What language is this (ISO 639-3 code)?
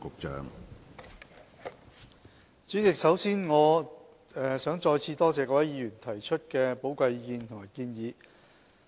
yue